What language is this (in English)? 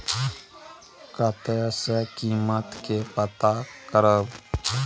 Maithili